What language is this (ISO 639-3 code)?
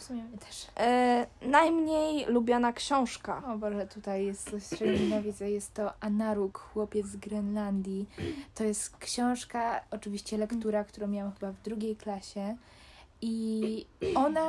pol